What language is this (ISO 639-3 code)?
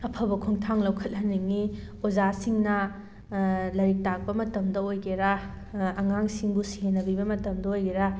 mni